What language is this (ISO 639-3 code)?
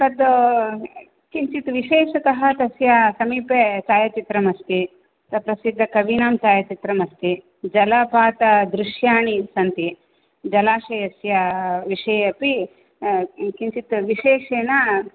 san